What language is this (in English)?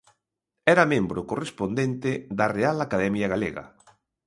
Galician